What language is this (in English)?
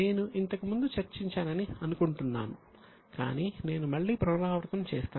Telugu